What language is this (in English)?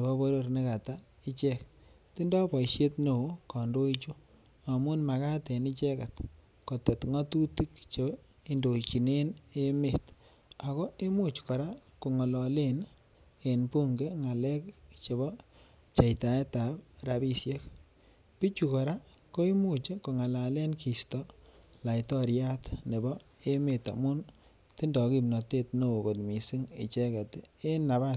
Kalenjin